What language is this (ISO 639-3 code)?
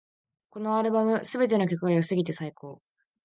jpn